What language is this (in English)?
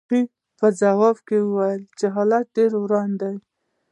Pashto